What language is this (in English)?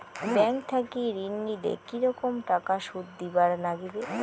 Bangla